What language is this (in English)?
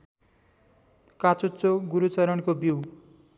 Nepali